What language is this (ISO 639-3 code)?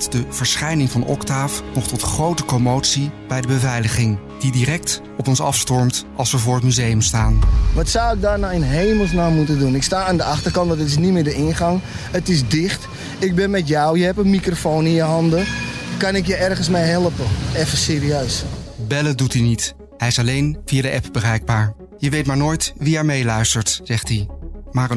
nld